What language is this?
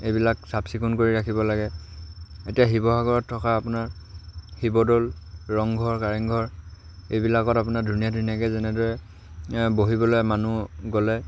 Assamese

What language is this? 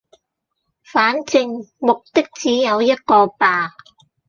Cantonese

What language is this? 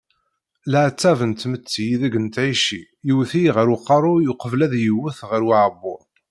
Kabyle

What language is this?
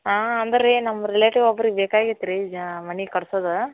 Kannada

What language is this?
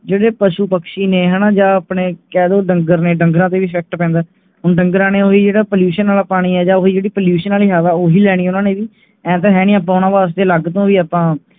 Punjabi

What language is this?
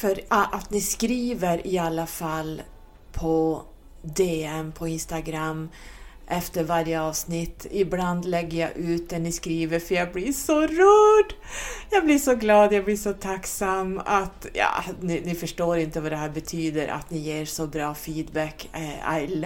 Swedish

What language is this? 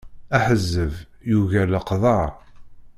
Kabyle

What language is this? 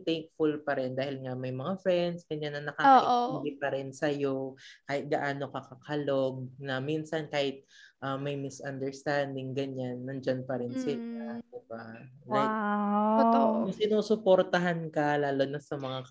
Filipino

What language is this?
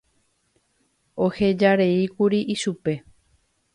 Guarani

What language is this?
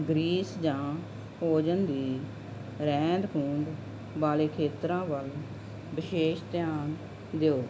Punjabi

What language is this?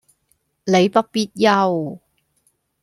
Cantonese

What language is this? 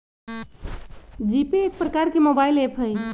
Magahi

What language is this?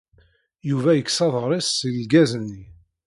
Kabyle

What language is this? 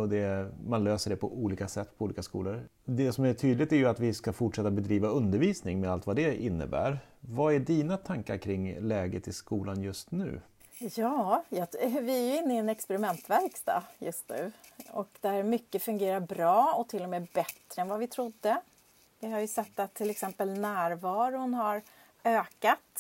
Swedish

